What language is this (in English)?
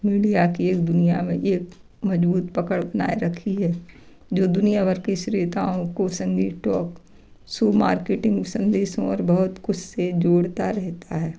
Hindi